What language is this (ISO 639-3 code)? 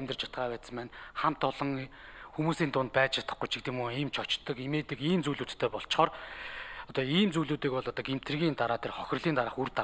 kor